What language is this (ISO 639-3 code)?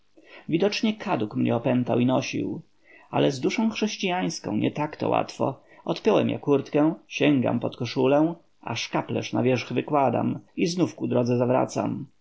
pol